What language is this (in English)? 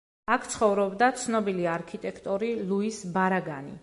Georgian